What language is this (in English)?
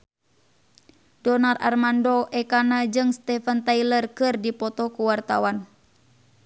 Sundanese